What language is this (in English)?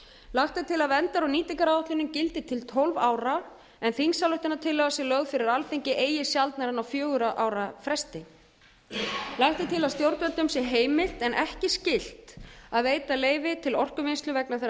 Icelandic